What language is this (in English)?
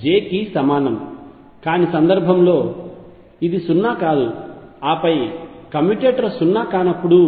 Telugu